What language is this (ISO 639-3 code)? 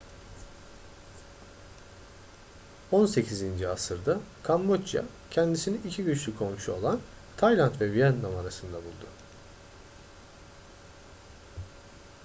tur